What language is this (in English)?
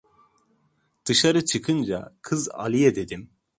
Turkish